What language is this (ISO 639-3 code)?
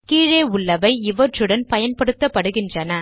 tam